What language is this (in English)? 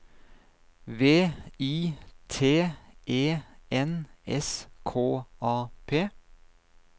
Norwegian